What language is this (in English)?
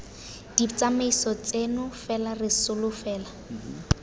Tswana